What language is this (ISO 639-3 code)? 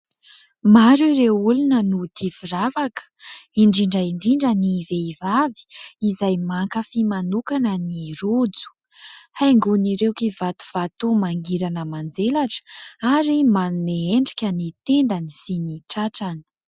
mlg